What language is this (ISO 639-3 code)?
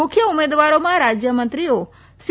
guj